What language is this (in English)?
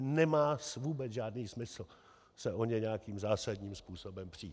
Czech